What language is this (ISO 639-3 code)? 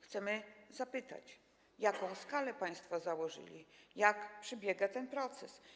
pol